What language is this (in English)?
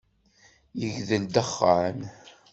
Kabyle